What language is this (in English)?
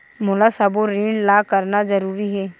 Chhattisgarhi